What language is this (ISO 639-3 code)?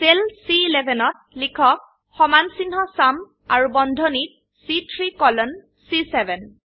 asm